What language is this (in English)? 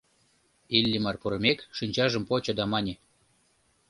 Mari